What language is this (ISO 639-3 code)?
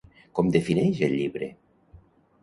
cat